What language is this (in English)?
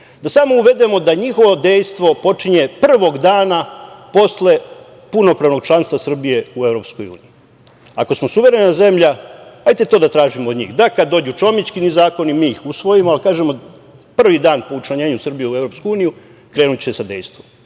Serbian